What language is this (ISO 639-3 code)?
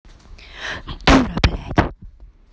rus